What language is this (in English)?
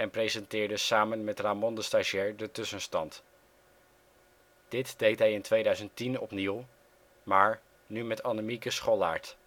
Dutch